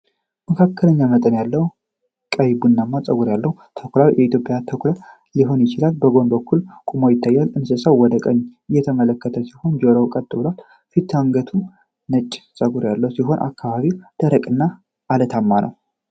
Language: Amharic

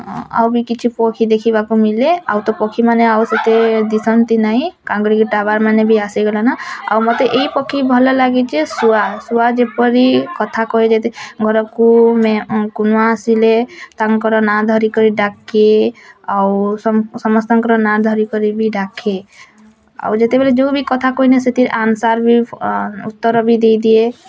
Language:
Odia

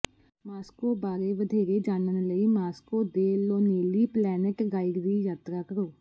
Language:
Punjabi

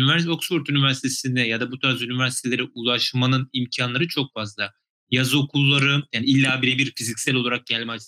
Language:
Turkish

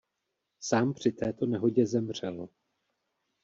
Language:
Czech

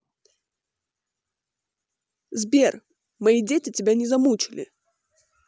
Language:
Russian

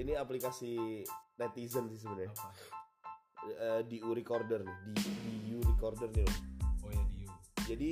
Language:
Indonesian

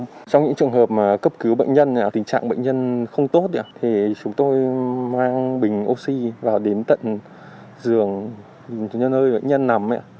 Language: Vietnamese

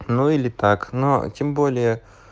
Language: Russian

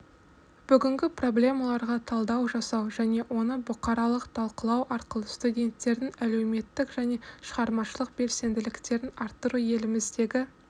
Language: Kazakh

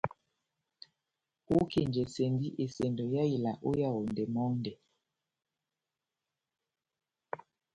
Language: Batanga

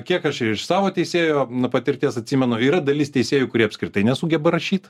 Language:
Lithuanian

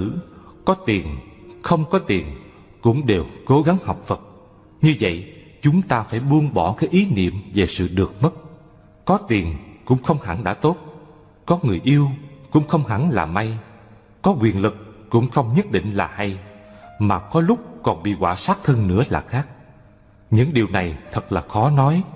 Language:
Vietnamese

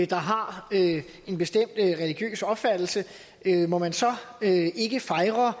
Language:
Danish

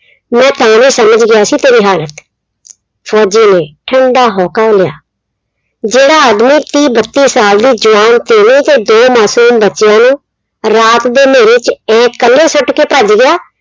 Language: Punjabi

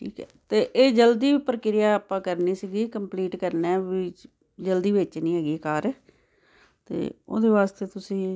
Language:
Punjabi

